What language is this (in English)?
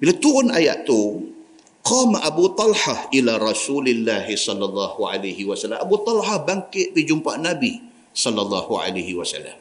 Malay